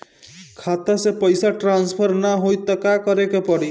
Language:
Bhojpuri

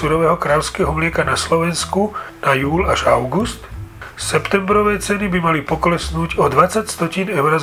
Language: Slovak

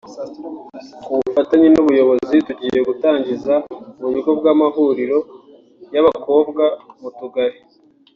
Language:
Kinyarwanda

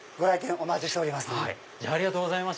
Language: Japanese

